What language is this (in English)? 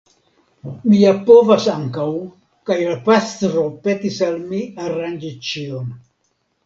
Esperanto